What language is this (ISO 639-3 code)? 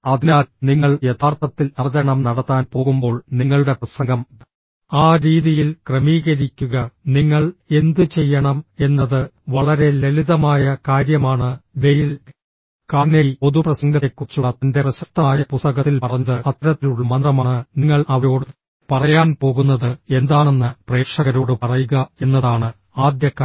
mal